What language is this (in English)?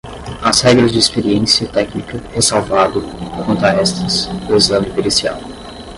Portuguese